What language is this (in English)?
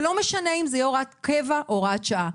Hebrew